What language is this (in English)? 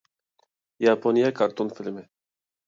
Uyghur